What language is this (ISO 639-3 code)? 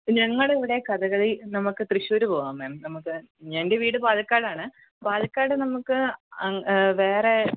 mal